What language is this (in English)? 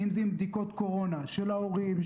Hebrew